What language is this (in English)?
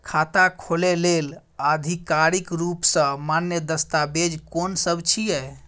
Maithili